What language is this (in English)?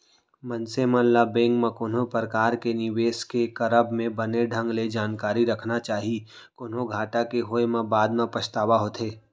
Chhattisgarhi